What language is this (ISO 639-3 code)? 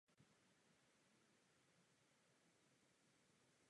ces